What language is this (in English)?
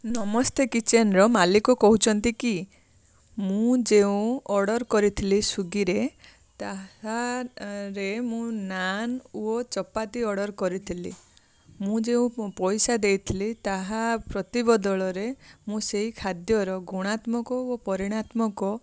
Odia